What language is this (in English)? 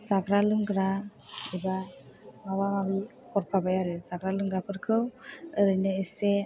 Bodo